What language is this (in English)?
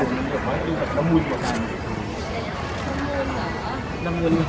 Thai